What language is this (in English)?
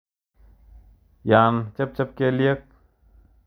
Kalenjin